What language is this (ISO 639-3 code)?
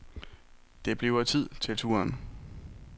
dan